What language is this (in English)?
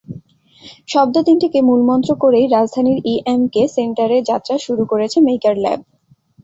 Bangla